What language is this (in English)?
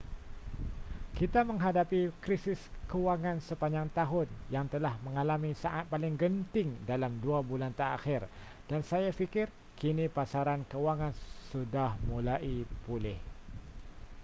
Malay